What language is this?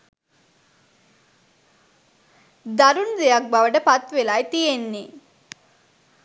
Sinhala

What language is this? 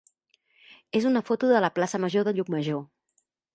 Catalan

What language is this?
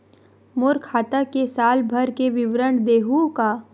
Chhattisgarhi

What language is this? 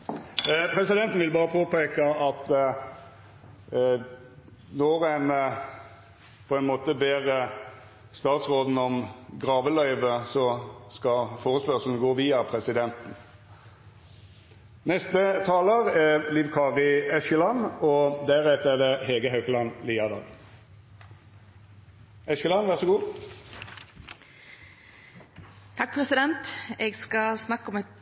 Norwegian Nynorsk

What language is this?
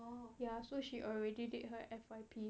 English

